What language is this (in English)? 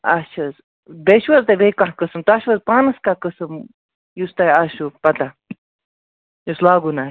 Kashmiri